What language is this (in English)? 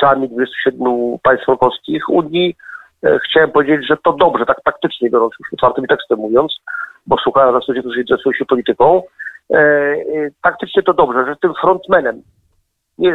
Polish